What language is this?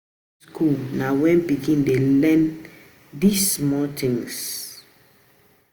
Nigerian Pidgin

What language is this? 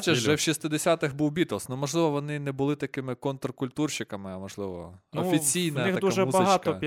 Ukrainian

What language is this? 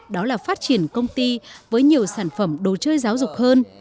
Vietnamese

